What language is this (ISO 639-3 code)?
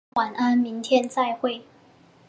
zho